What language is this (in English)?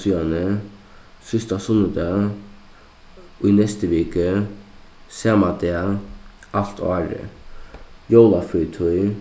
Faroese